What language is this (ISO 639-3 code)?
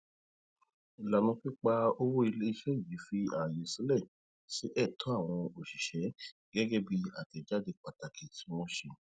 yor